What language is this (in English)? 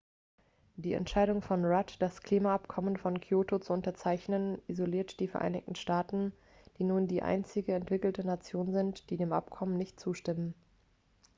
German